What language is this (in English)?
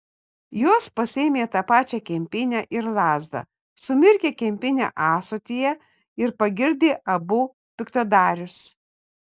Lithuanian